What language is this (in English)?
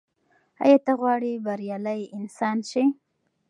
Pashto